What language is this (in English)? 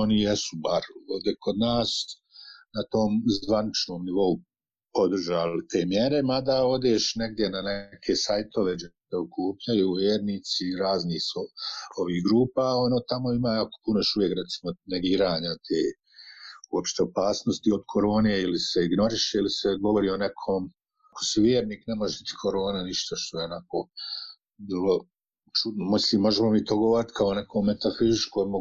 Croatian